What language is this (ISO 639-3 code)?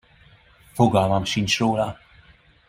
hun